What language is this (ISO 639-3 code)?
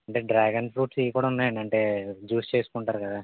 tel